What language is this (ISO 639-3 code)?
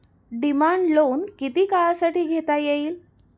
mar